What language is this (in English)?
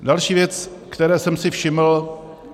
Czech